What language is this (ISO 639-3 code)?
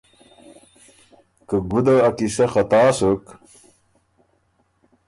oru